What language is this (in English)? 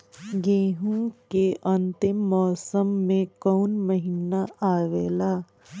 Bhojpuri